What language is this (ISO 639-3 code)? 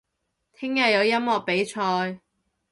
yue